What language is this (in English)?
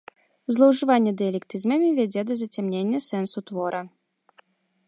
Belarusian